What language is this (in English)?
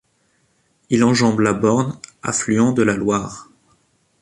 French